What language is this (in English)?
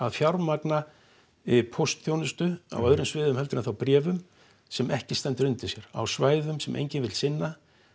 Icelandic